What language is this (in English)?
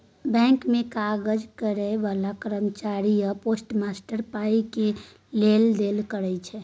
Maithili